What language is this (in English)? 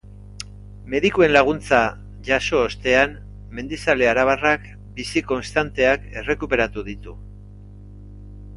Basque